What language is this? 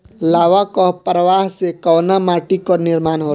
Bhojpuri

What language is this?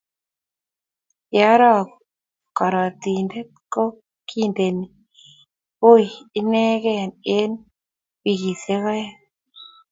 Kalenjin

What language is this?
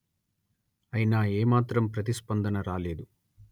Telugu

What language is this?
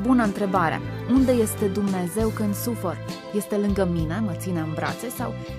Romanian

